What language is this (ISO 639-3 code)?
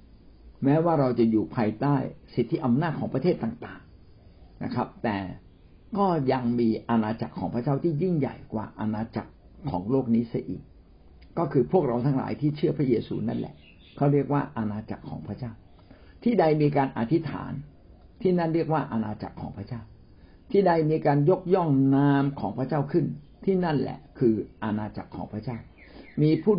tha